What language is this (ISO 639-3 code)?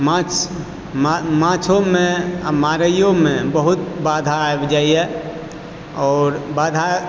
mai